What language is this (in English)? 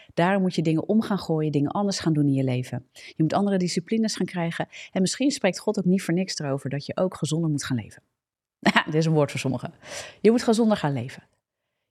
Dutch